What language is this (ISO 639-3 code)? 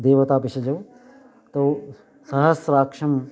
san